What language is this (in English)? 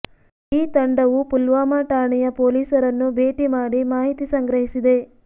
Kannada